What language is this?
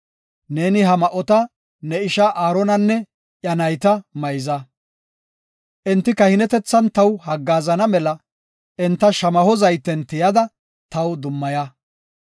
Gofa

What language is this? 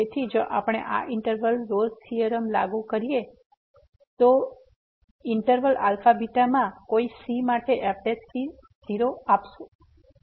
Gujarati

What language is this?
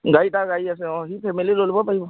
Assamese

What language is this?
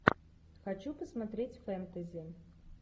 Russian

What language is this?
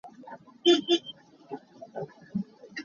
Hakha Chin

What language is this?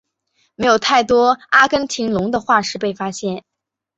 Chinese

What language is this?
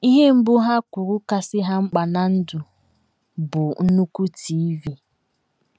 Igbo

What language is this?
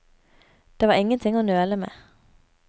Norwegian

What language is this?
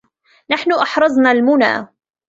Arabic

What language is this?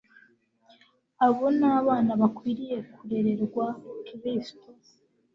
Kinyarwanda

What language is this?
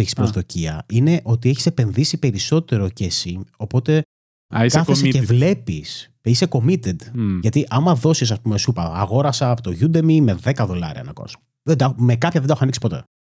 Greek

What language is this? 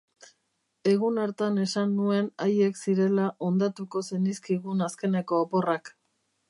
Basque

